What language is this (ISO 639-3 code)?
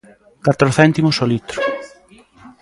glg